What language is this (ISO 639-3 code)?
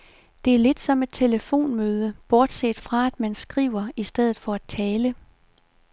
dan